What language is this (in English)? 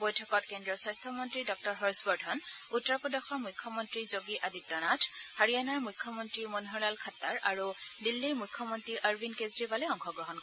Assamese